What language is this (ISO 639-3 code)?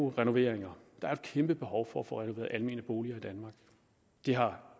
dan